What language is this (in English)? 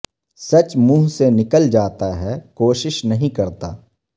Urdu